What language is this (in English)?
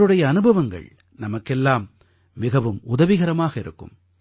Tamil